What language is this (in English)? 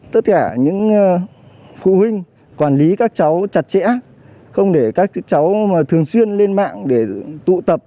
Vietnamese